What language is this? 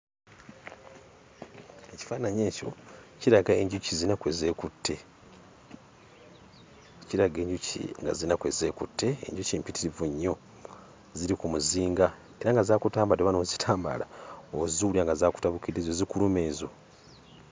Ganda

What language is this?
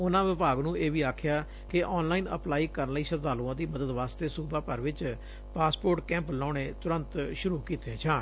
Punjabi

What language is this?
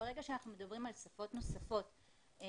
Hebrew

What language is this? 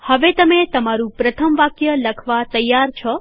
Gujarati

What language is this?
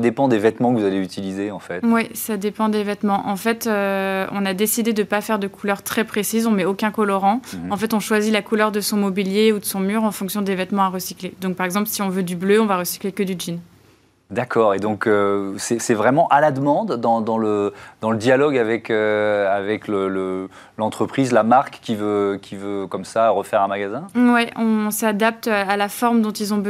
French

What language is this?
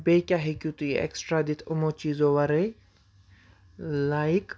Kashmiri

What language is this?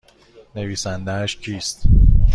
Persian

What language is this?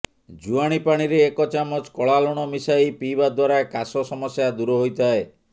Odia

